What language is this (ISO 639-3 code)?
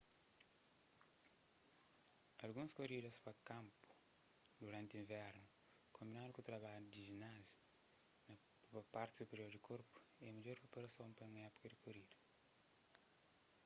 kea